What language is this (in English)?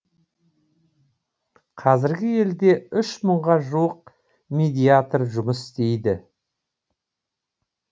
Kazakh